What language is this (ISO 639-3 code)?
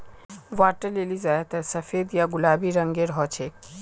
mag